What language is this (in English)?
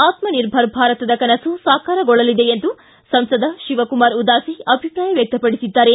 Kannada